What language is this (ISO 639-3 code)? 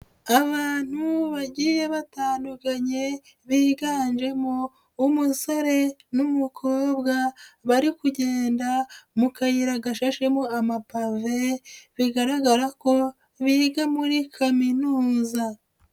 kin